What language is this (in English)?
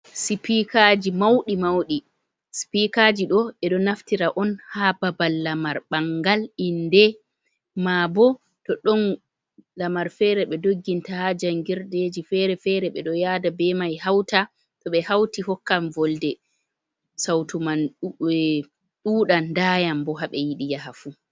Fula